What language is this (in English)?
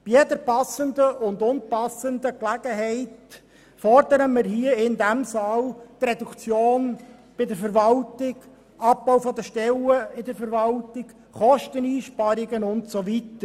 Swiss German